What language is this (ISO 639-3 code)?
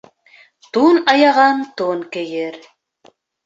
bak